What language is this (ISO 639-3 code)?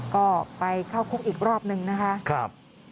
tha